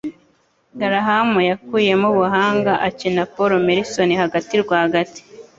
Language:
Kinyarwanda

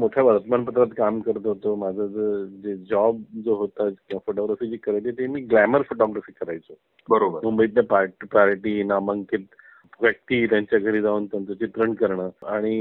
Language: Marathi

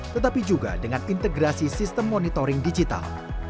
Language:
Indonesian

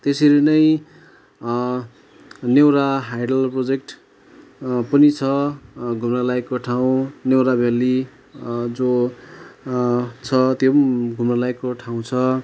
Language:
Nepali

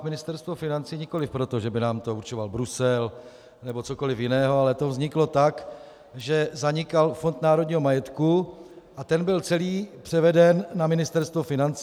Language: Czech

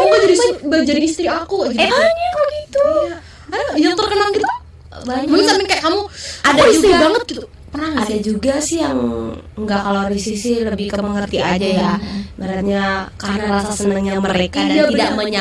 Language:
Indonesian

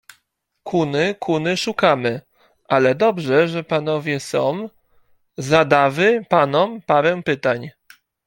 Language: Polish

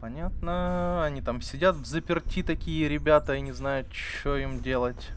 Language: Russian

